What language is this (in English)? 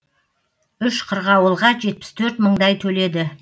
Kazakh